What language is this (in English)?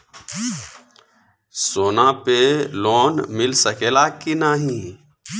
Bhojpuri